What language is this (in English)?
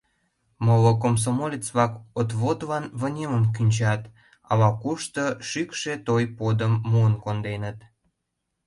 Mari